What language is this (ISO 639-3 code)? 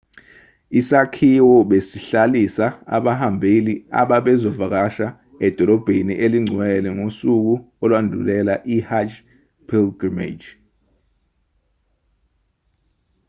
zul